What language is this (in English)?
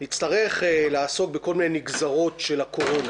Hebrew